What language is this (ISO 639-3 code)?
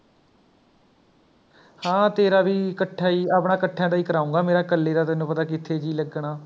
pan